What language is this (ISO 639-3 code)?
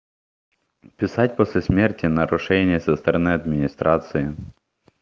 rus